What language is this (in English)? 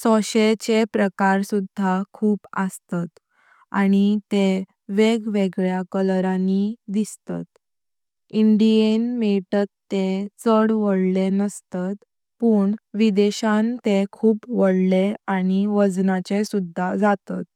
Konkani